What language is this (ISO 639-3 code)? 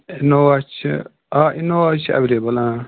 kas